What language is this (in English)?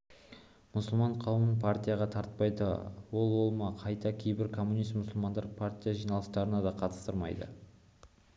Kazakh